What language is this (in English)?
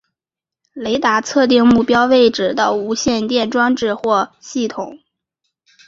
Chinese